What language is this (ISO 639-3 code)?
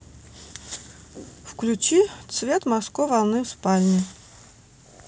rus